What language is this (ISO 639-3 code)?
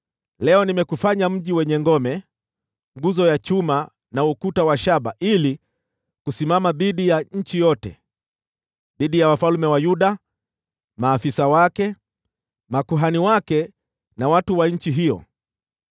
swa